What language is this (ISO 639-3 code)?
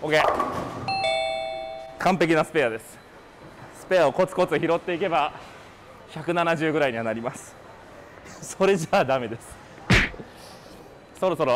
jpn